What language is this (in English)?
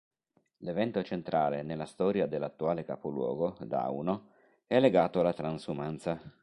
Italian